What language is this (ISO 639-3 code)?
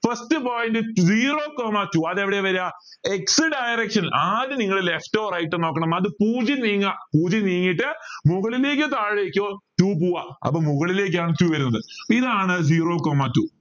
mal